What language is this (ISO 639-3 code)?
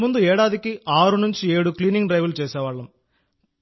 tel